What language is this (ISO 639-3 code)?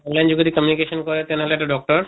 asm